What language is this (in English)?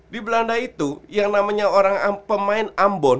Indonesian